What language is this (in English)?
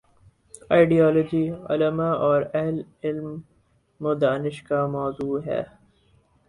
Urdu